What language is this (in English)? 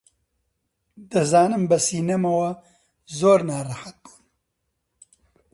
Central Kurdish